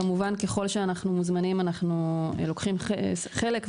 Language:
Hebrew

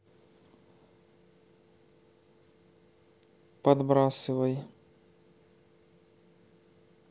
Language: Russian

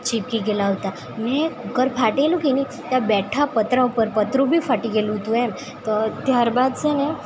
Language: Gujarati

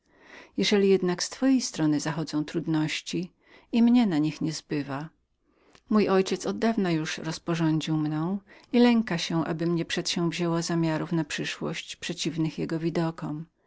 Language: Polish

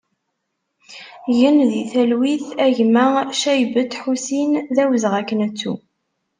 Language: Kabyle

